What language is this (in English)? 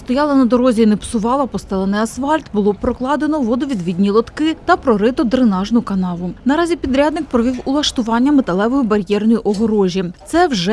Ukrainian